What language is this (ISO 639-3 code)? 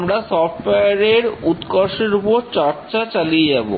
ben